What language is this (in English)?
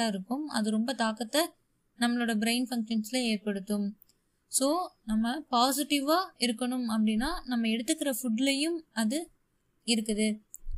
Tamil